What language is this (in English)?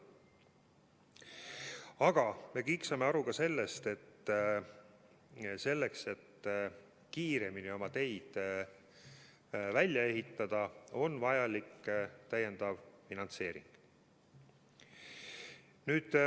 Estonian